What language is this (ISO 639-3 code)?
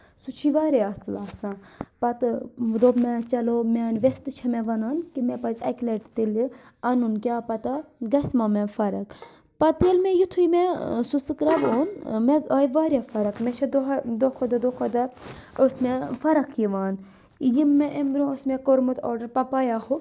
kas